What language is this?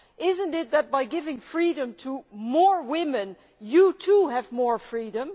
English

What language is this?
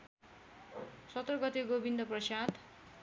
Nepali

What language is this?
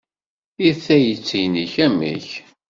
Kabyle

